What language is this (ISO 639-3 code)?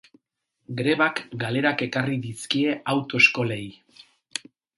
eus